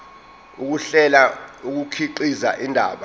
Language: Zulu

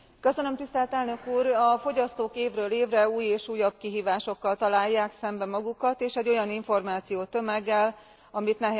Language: Hungarian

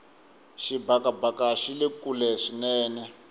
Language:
Tsonga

